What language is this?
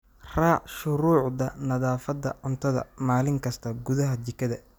Somali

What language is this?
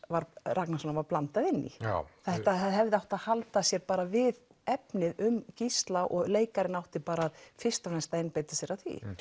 Icelandic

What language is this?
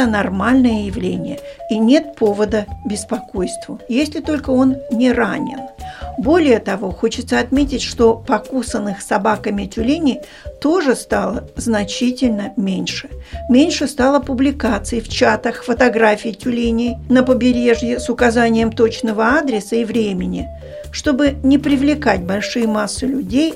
Russian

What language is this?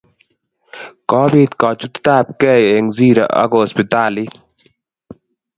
Kalenjin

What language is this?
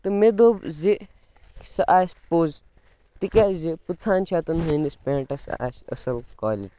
Kashmiri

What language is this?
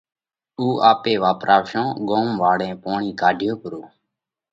Parkari Koli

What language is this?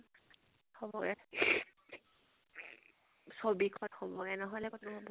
Assamese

